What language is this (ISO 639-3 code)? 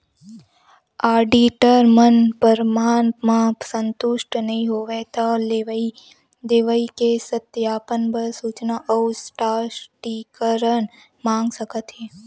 hne